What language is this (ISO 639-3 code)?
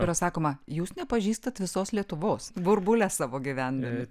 lit